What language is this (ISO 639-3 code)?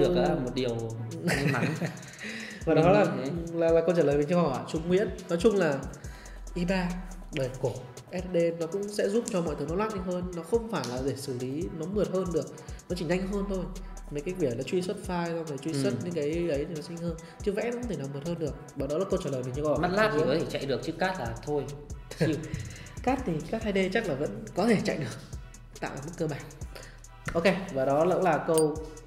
vie